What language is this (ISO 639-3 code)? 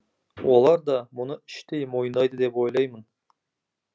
kaz